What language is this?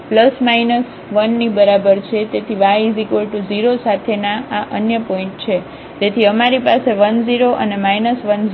Gujarati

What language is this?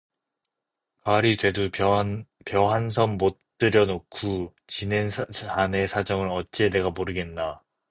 Korean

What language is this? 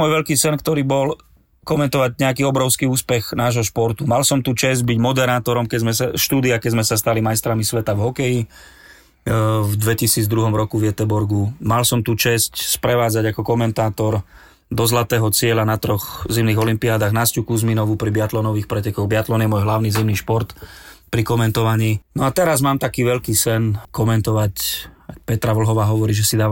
Slovak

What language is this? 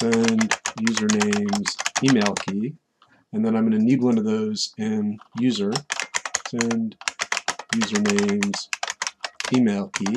English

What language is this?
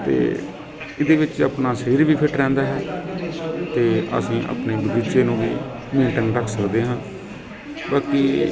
Punjabi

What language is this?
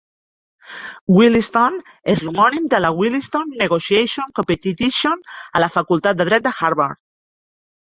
Catalan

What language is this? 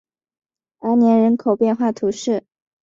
Chinese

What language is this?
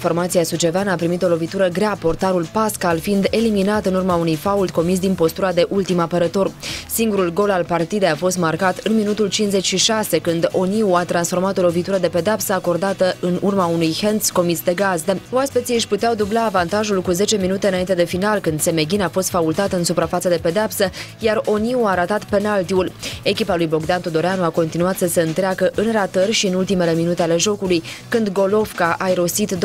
Romanian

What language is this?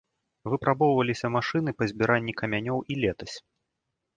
Belarusian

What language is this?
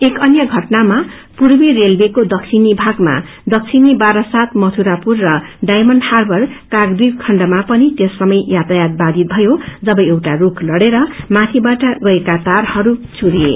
Nepali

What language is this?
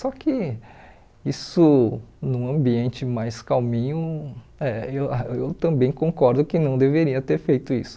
Portuguese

